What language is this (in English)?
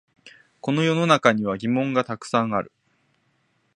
Japanese